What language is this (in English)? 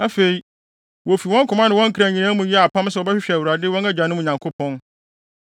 Akan